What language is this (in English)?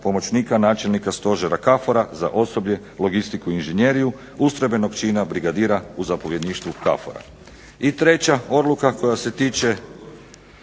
Croatian